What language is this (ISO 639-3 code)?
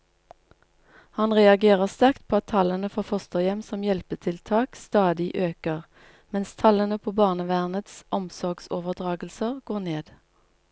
nor